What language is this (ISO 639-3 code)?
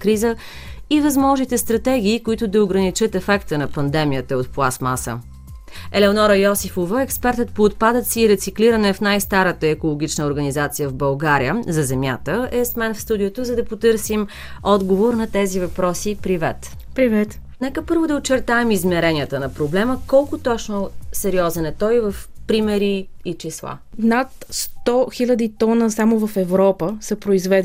bul